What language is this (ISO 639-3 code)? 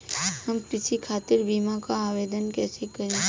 bho